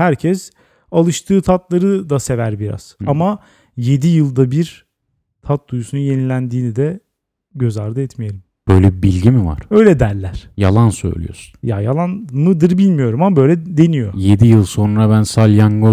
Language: Turkish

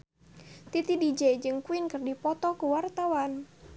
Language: Sundanese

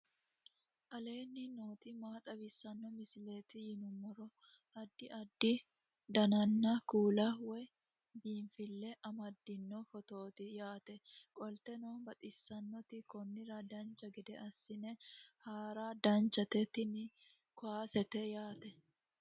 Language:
Sidamo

